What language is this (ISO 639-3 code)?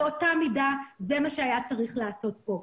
heb